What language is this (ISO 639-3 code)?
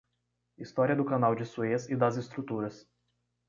por